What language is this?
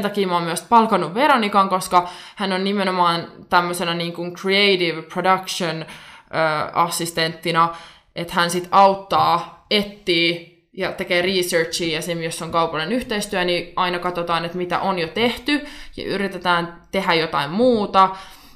Finnish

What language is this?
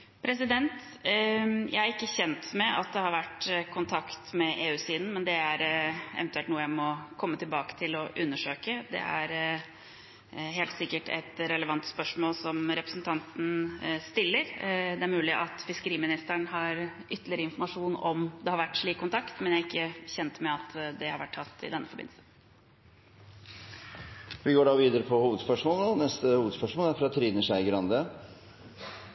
Norwegian Bokmål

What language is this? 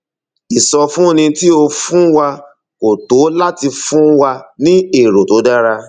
Yoruba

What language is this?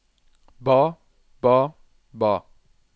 Norwegian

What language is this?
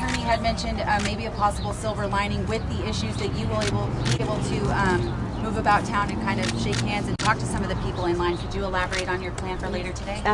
English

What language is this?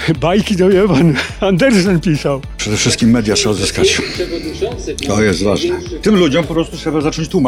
Polish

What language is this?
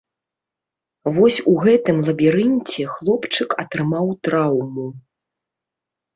Belarusian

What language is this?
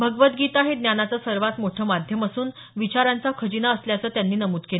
Marathi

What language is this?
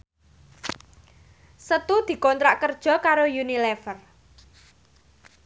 Javanese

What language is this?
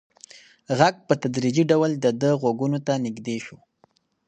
Pashto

